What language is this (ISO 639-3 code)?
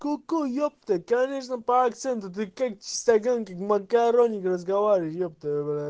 rus